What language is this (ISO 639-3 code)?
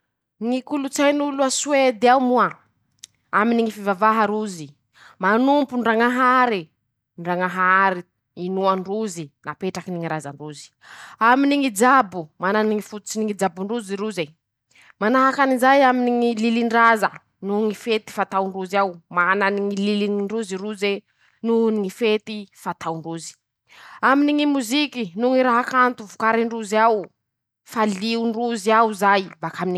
msh